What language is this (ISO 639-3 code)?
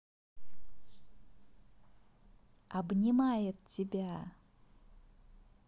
rus